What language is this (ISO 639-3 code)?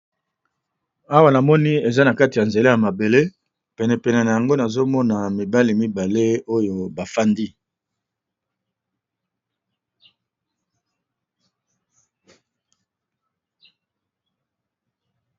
lin